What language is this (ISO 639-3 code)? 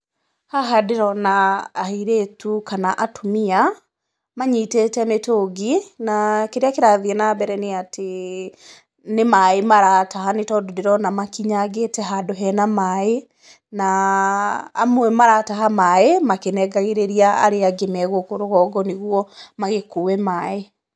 kik